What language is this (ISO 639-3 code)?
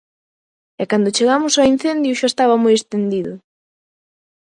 glg